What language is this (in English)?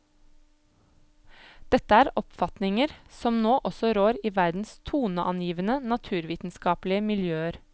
Norwegian